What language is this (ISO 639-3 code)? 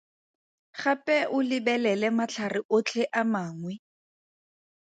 tsn